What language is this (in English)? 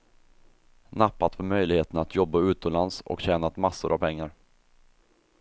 Swedish